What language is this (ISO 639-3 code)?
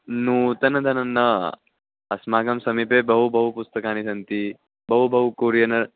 san